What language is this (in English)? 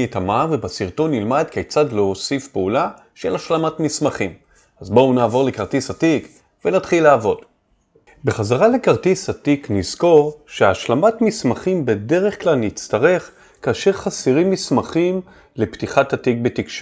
Hebrew